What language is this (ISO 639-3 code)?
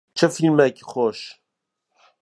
kur